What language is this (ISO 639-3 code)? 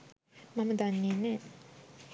sin